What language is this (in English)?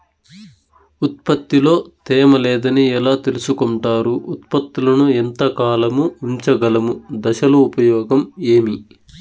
Telugu